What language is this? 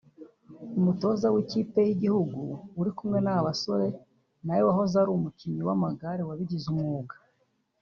Kinyarwanda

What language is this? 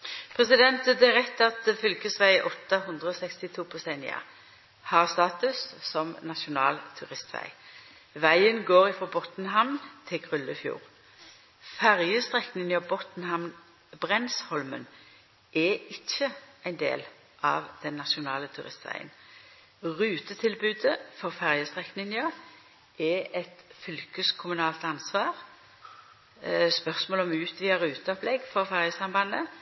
Norwegian Nynorsk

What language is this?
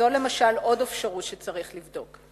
Hebrew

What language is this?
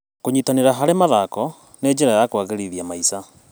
Kikuyu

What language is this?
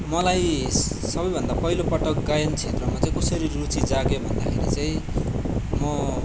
Nepali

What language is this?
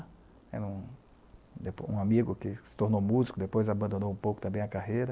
Portuguese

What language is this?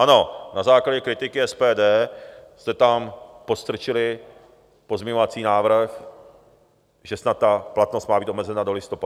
Czech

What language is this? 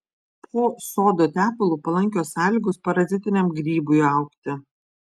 Lithuanian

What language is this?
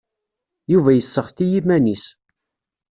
Kabyle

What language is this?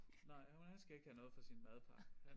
Danish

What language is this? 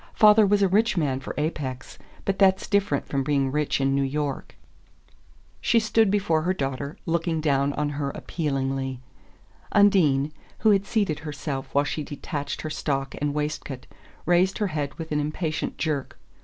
English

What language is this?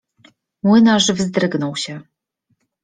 Polish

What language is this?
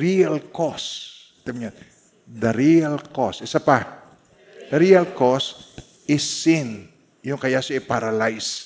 Filipino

